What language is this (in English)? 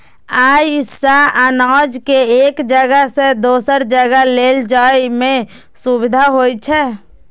Maithili